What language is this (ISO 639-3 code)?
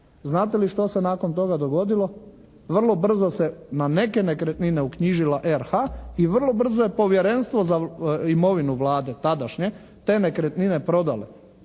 hrv